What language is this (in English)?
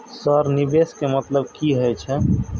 Maithili